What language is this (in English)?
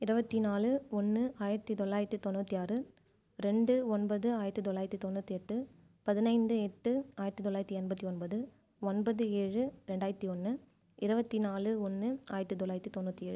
Tamil